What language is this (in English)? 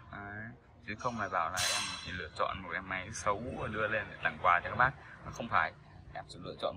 Vietnamese